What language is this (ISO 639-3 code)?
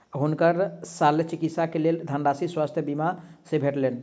mai